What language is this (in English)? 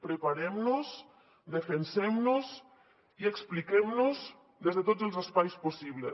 Catalan